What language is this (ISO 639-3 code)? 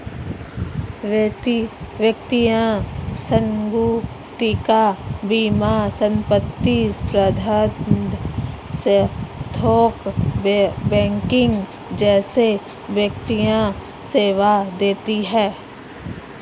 hin